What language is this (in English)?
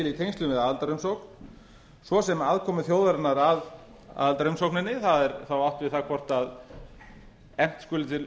Icelandic